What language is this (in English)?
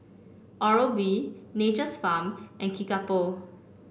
English